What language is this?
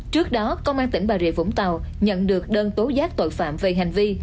Vietnamese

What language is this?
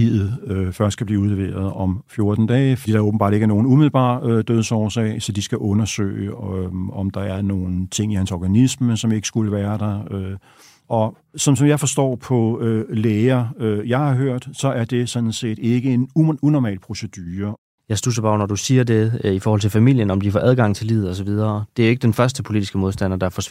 Danish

